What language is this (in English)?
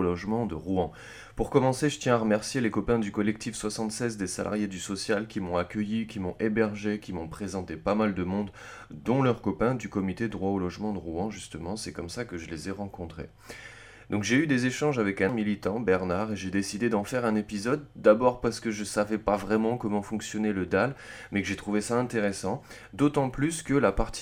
French